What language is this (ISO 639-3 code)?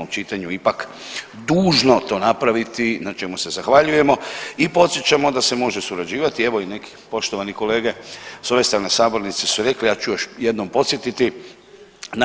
hrv